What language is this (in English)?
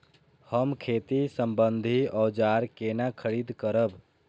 Maithili